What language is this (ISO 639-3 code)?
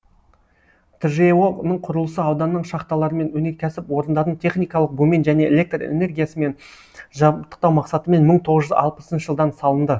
kaz